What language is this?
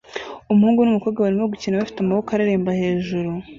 Kinyarwanda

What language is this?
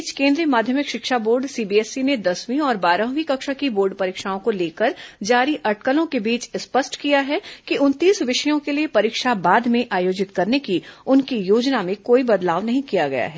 Hindi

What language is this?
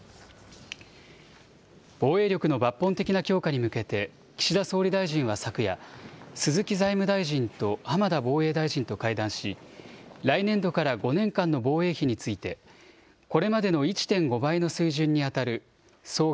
Japanese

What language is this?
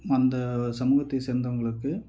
Tamil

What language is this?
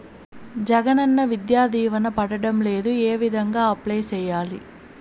Telugu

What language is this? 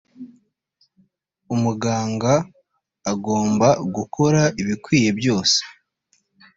Kinyarwanda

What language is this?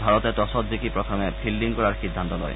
Assamese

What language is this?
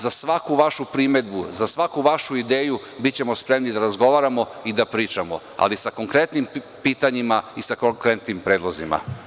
Serbian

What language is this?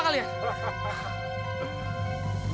Indonesian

